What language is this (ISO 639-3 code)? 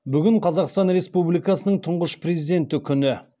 kaz